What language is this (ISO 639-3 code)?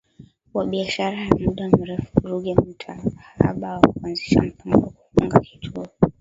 swa